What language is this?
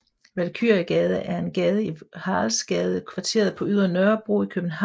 Danish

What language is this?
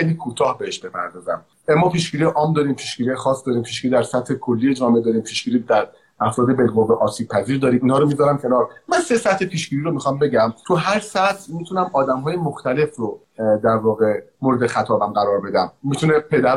Persian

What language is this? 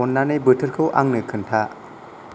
Bodo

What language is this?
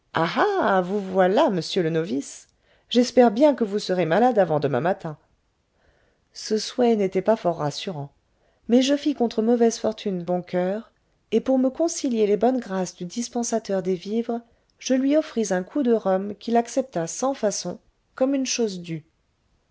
French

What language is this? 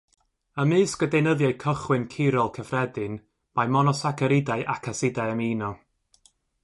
Welsh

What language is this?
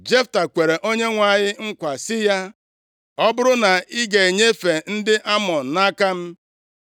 Igbo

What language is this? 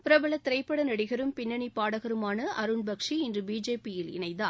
Tamil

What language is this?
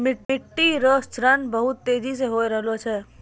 Maithili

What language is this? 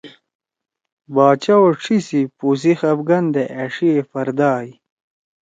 Torwali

